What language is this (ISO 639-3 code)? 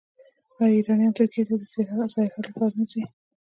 pus